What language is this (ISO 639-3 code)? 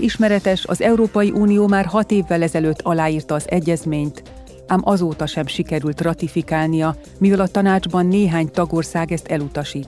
hun